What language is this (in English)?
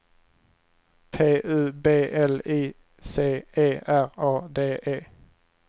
Swedish